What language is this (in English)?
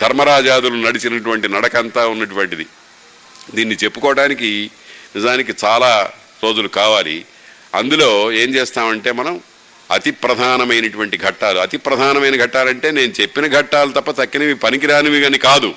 Telugu